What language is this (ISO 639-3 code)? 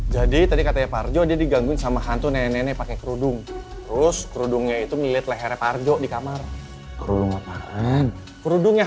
ind